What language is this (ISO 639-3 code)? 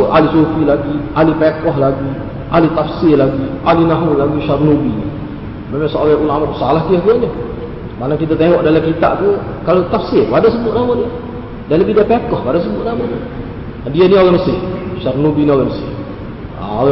msa